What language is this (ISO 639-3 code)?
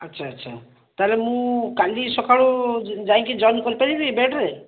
ori